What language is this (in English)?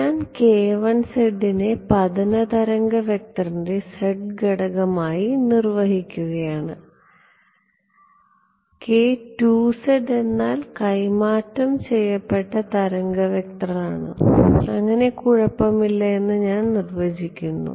Malayalam